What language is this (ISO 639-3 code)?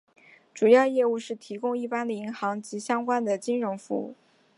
zho